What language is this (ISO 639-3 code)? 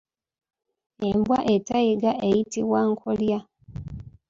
lug